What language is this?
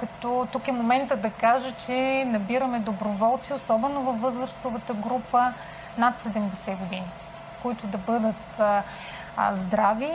Bulgarian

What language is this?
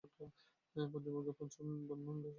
Bangla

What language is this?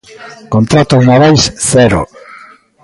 Galician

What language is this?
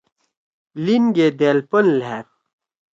Torwali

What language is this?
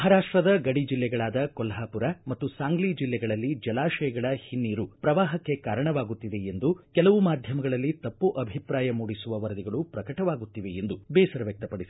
Kannada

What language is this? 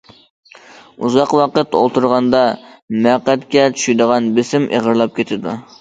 Uyghur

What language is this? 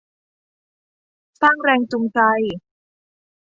Thai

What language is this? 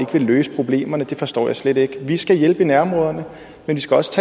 Danish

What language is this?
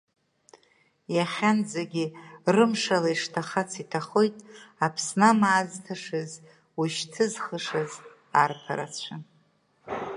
Abkhazian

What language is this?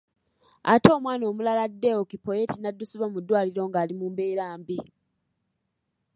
Ganda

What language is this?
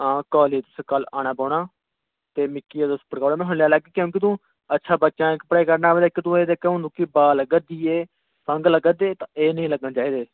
Dogri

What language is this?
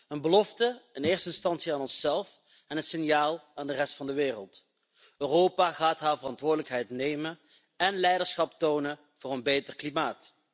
Dutch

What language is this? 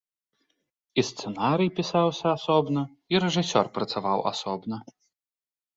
Belarusian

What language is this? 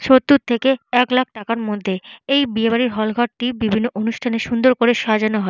Bangla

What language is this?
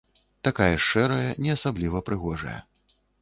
Belarusian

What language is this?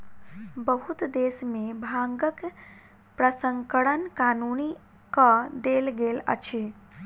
Maithili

